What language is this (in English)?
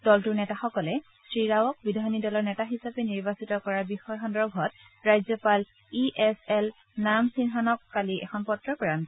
Assamese